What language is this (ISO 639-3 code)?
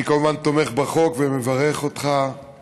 heb